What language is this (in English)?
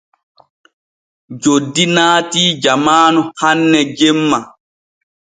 Borgu Fulfulde